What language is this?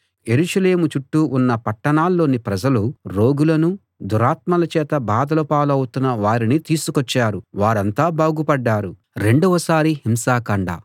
Telugu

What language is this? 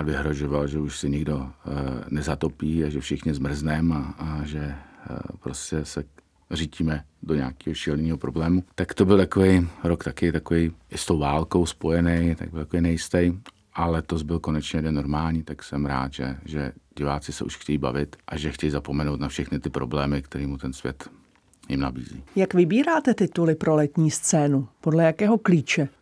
Czech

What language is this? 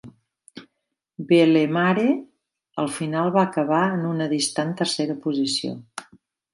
Catalan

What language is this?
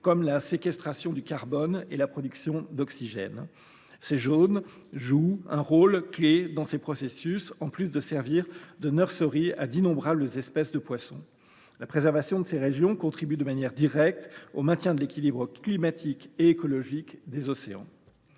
French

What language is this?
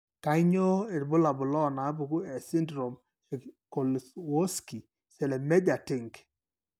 Masai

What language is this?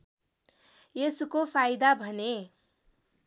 Nepali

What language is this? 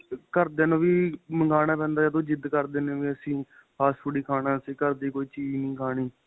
Punjabi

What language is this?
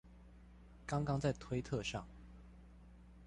Chinese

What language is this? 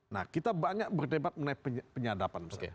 Indonesian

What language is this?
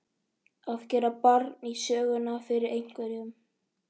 Icelandic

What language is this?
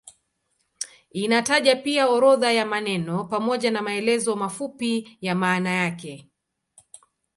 Swahili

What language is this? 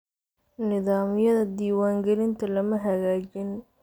Somali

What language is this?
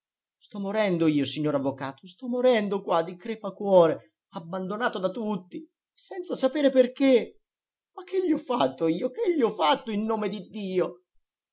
Italian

